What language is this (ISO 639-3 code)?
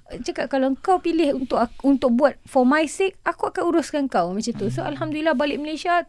msa